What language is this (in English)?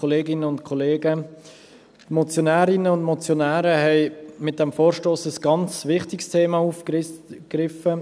Swiss German